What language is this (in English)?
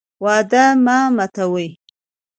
Pashto